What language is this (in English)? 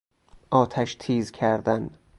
Persian